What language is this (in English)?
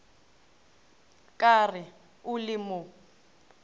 Northern Sotho